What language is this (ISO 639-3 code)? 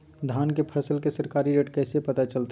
mag